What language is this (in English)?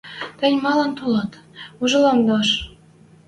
Western Mari